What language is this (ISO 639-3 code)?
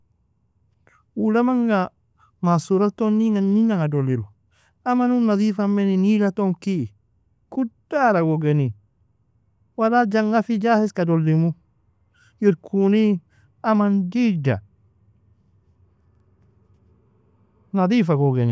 fia